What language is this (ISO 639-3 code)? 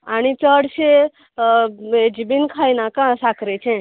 kok